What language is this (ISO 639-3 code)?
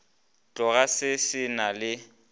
nso